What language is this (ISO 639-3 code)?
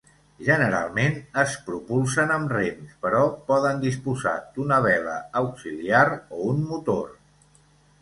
cat